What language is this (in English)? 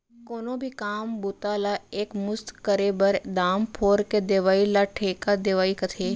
Chhattisgarhi